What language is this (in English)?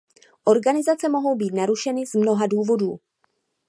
Czech